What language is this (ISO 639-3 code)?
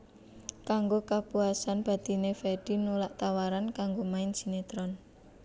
jav